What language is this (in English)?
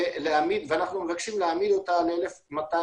Hebrew